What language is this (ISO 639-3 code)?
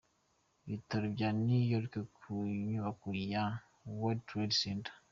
kin